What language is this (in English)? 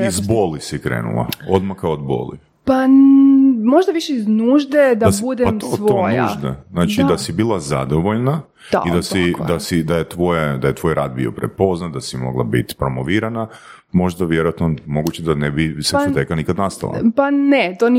Croatian